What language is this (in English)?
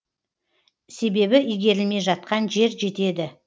Kazakh